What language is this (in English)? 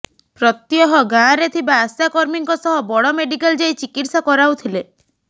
Odia